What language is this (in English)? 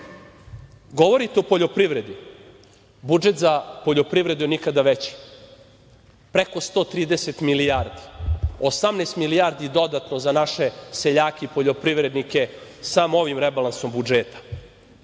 Serbian